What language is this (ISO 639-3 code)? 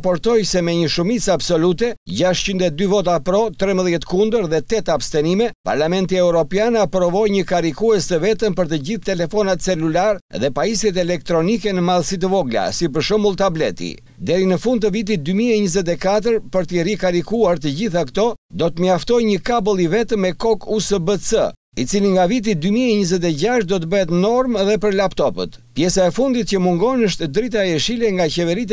ron